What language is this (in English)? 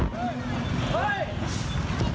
Thai